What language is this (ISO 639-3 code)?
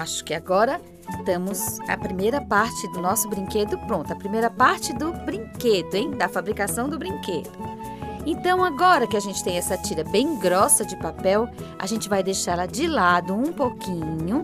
por